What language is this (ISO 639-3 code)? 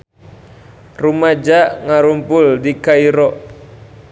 sun